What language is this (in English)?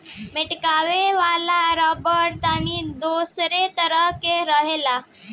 Bhojpuri